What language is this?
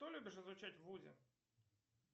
Russian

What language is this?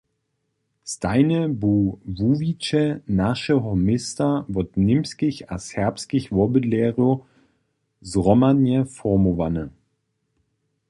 Upper Sorbian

